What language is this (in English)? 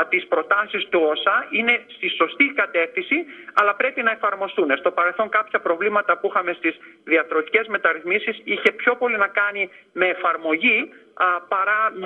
Greek